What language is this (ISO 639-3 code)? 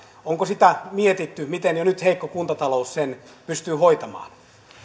fin